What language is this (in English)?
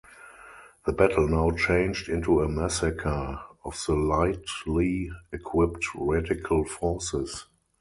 English